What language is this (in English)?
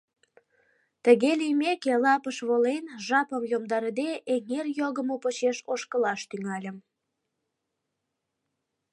Mari